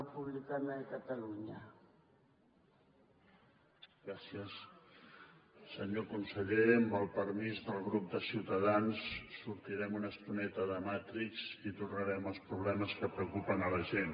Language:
Catalan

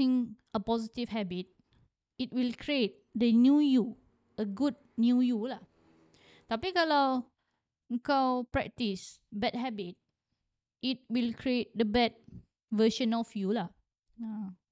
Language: Malay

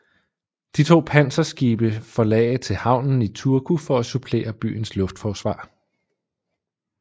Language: Danish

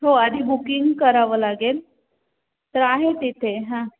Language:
Marathi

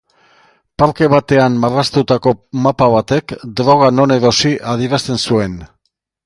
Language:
Basque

